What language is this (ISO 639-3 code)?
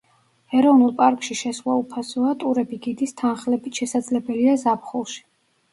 kat